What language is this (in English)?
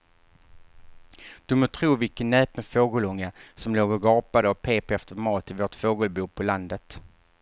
Swedish